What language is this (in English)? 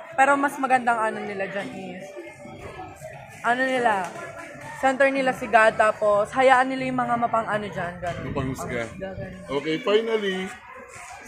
Filipino